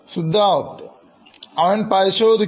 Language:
Malayalam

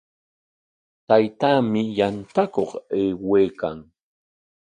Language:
Corongo Ancash Quechua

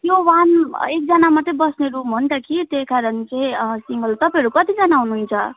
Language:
Nepali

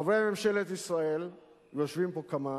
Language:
Hebrew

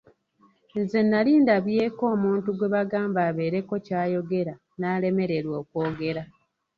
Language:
Ganda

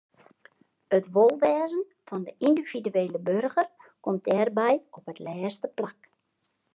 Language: Western Frisian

